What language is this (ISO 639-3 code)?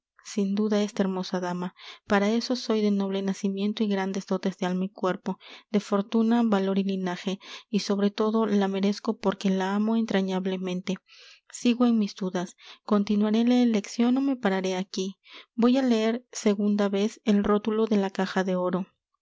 spa